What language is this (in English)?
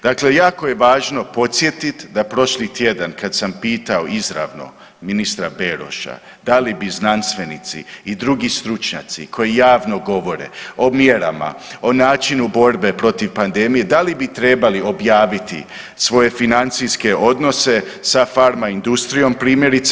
Croatian